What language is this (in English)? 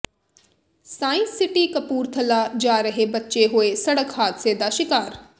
Punjabi